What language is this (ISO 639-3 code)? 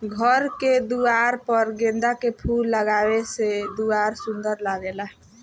bho